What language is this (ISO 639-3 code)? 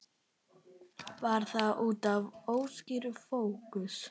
isl